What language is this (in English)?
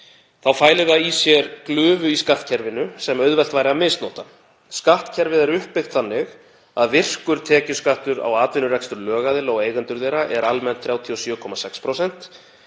Icelandic